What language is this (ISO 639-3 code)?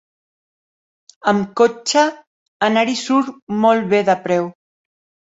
cat